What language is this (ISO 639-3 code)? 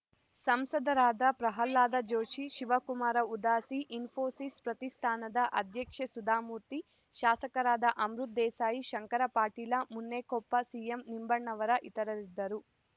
kan